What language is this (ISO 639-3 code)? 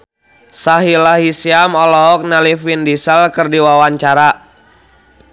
sun